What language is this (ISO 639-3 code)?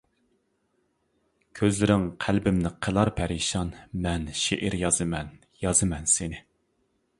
uig